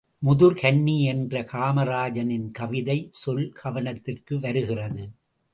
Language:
Tamil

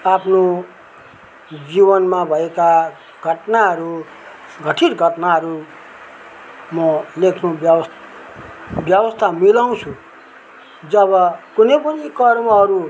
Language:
Nepali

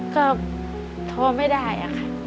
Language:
Thai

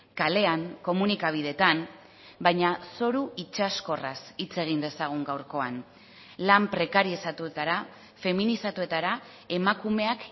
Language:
Basque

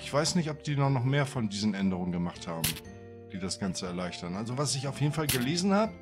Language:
German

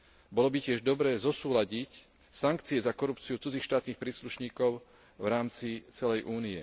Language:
Slovak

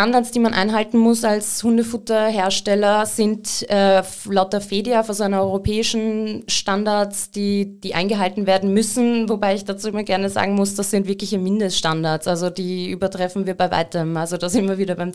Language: German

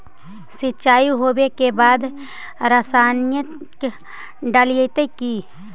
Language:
Magahi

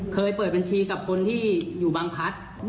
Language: Thai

